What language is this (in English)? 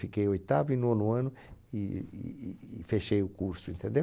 Portuguese